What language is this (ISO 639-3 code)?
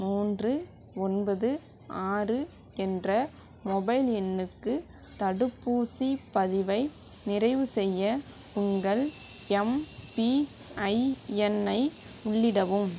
tam